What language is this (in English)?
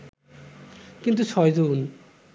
Bangla